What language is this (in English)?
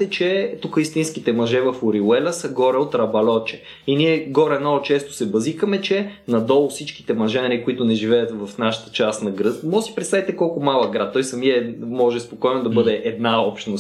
Bulgarian